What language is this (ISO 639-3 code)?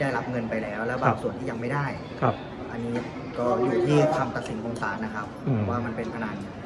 tha